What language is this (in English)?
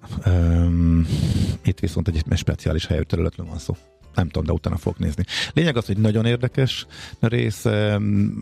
Hungarian